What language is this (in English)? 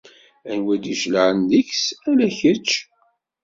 Kabyle